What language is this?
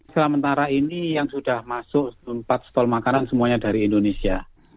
Indonesian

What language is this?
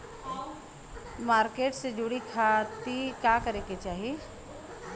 Bhojpuri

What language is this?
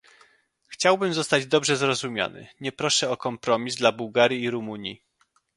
Polish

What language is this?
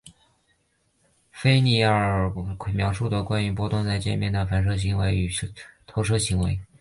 Chinese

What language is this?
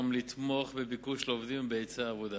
Hebrew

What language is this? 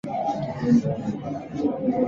Chinese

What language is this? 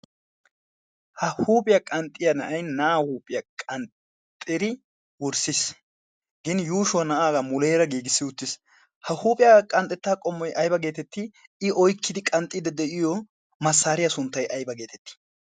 Wolaytta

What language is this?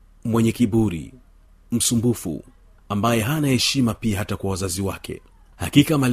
Swahili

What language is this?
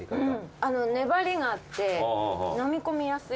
Japanese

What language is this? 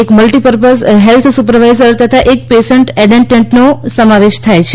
Gujarati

